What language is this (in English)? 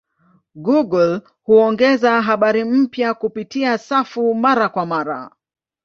Swahili